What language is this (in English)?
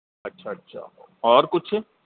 Sindhi